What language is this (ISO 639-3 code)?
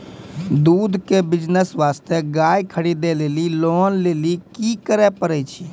mai